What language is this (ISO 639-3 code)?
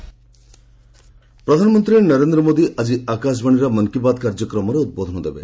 ori